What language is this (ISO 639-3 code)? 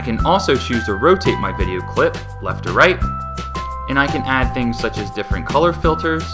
eng